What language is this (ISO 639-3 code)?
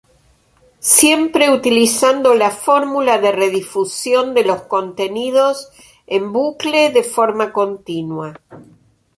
spa